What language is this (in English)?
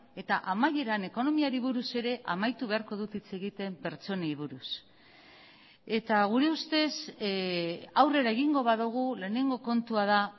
Basque